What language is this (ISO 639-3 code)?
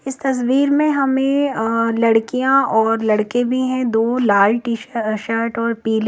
hin